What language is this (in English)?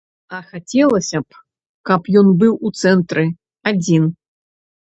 Belarusian